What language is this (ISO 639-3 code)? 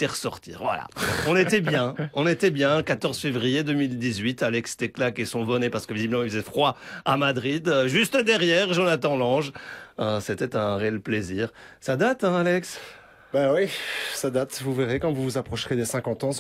fra